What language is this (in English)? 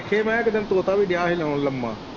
Punjabi